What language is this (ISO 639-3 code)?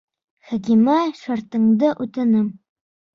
bak